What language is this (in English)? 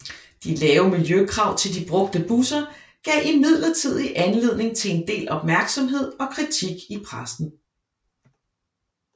Danish